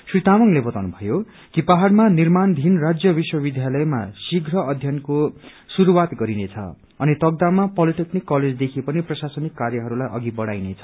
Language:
Nepali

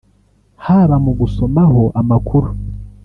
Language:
Kinyarwanda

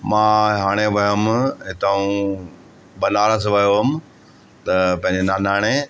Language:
Sindhi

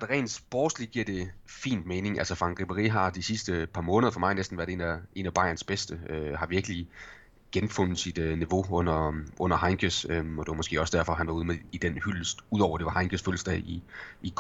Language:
Danish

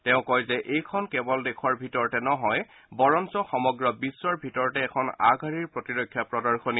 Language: Assamese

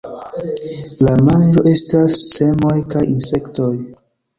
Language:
Esperanto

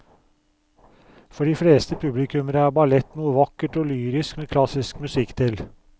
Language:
Norwegian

